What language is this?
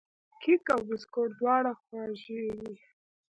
Pashto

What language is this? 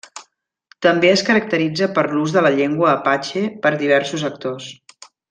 Catalan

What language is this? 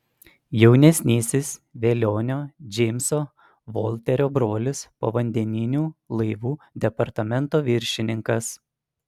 Lithuanian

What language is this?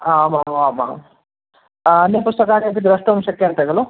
Sanskrit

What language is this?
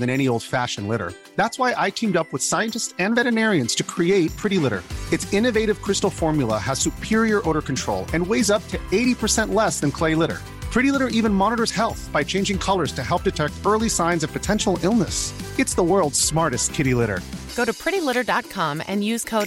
Dutch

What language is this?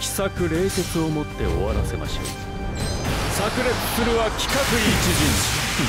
Japanese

